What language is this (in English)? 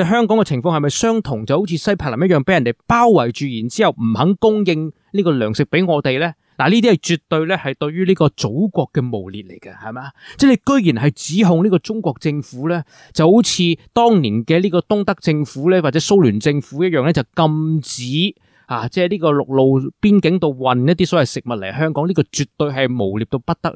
Chinese